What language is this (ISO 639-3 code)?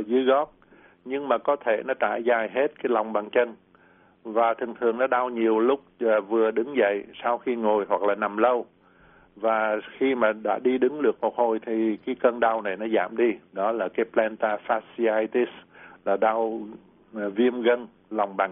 vie